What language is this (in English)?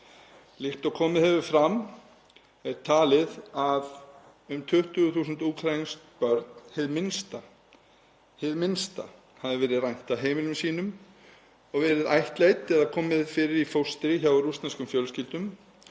Icelandic